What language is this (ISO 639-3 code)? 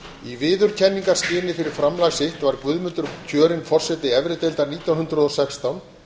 isl